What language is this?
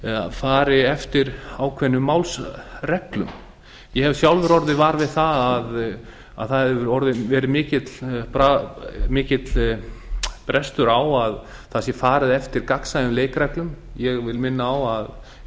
Icelandic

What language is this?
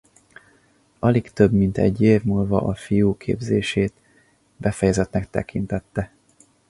Hungarian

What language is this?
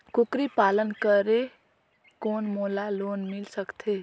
Chhattisgarhi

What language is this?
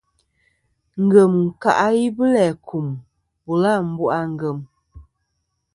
Kom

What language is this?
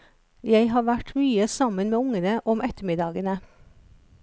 Norwegian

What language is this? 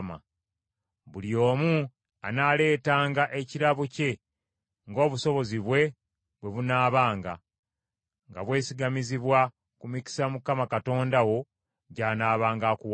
Ganda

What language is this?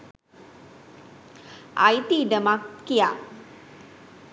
Sinhala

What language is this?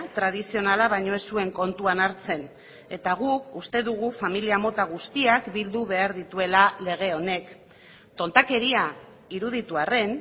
Basque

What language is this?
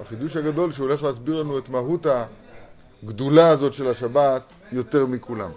Hebrew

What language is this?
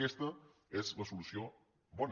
Catalan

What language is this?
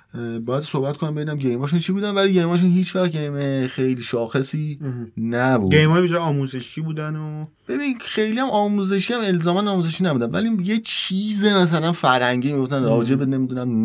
Persian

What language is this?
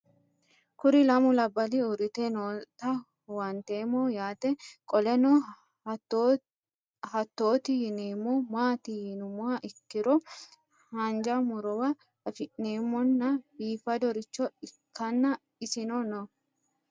Sidamo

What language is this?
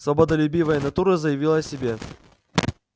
Russian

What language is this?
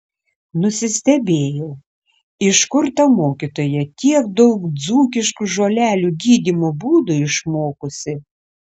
Lithuanian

